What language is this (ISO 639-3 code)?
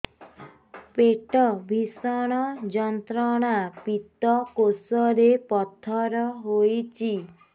ori